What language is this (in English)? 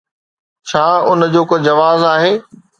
Sindhi